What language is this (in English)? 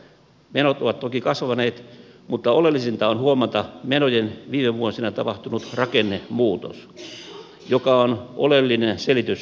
Finnish